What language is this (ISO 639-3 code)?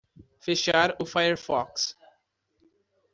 por